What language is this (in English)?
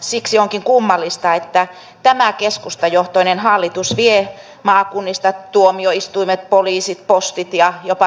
Finnish